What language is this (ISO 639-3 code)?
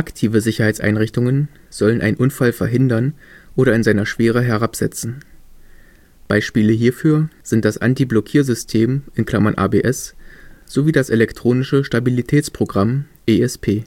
deu